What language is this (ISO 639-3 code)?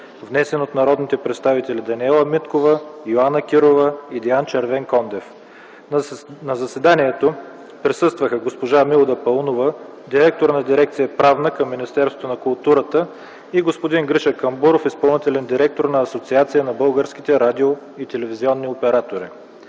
bul